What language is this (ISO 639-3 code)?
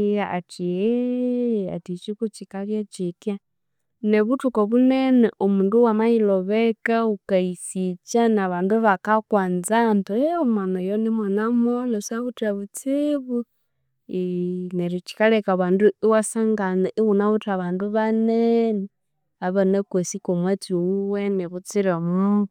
koo